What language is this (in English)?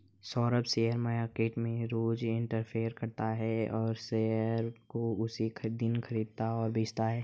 Hindi